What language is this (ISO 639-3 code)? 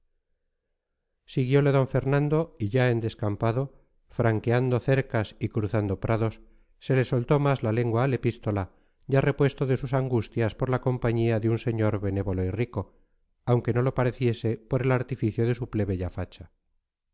spa